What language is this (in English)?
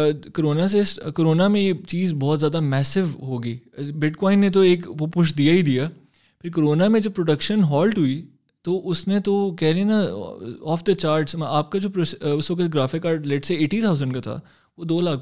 Urdu